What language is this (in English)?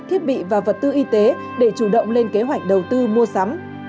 Vietnamese